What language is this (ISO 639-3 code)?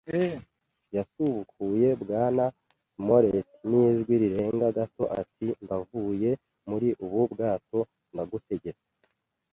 kin